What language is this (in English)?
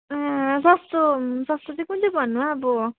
Nepali